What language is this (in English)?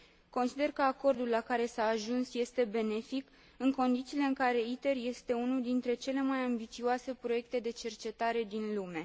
Romanian